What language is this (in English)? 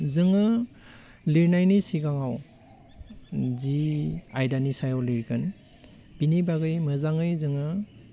Bodo